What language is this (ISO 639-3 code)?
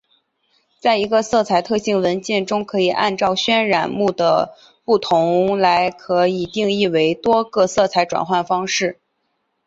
zho